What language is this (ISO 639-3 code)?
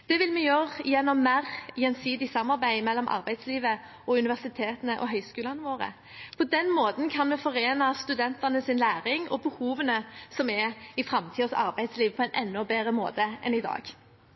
nob